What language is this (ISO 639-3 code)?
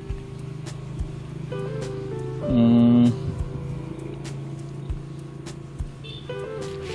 ind